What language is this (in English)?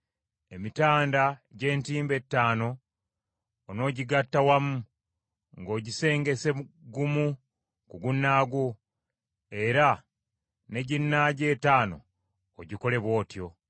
Ganda